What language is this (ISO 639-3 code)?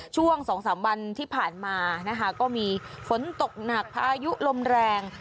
tha